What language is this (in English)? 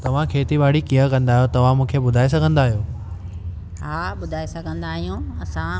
Sindhi